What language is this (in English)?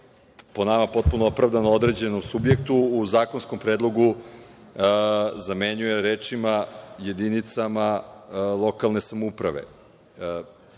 Serbian